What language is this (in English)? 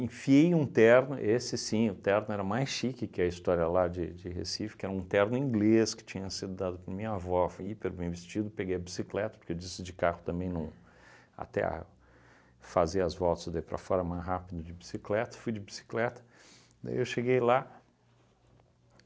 Portuguese